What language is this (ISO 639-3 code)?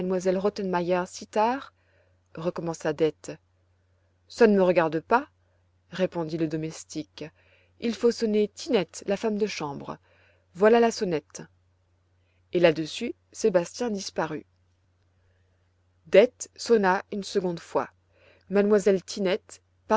fra